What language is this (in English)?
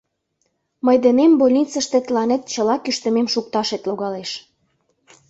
Mari